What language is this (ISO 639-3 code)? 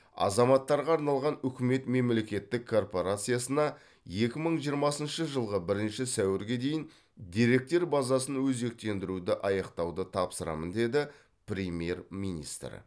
kaz